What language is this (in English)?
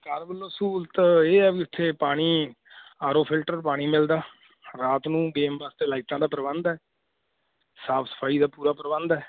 Punjabi